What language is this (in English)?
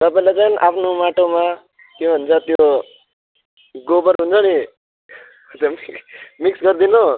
Nepali